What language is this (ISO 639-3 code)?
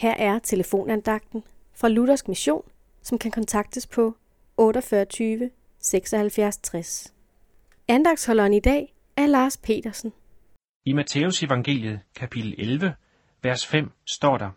dan